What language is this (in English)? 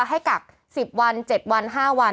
Thai